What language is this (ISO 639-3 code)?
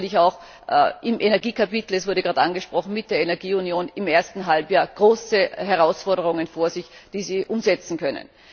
deu